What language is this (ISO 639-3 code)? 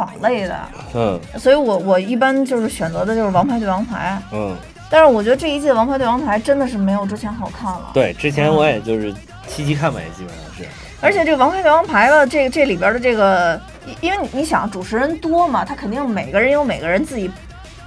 zho